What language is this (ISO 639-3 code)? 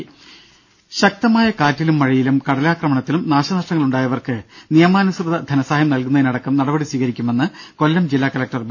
mal